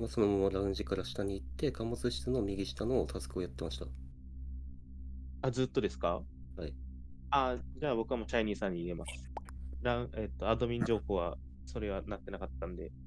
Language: Japanese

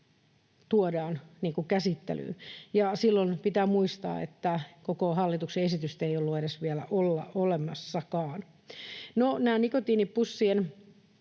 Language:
Finnish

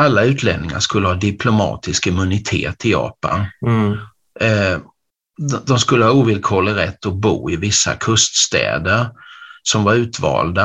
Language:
Swedish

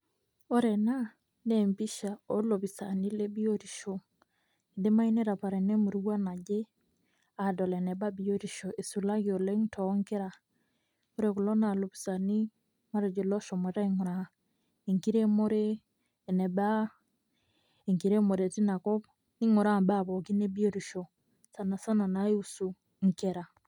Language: Masai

